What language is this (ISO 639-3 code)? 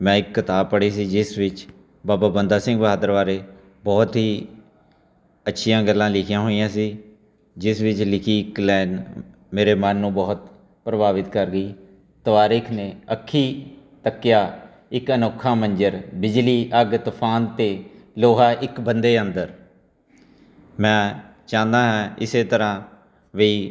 pan